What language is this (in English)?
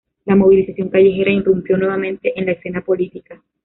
Spanish